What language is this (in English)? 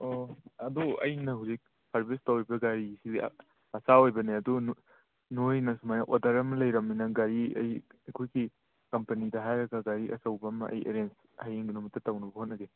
Manipuri